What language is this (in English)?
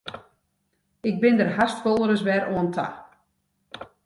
Western Frisian